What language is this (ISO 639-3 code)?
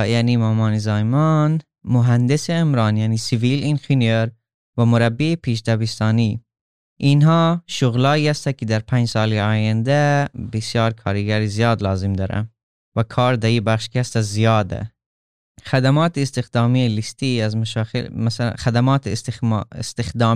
fas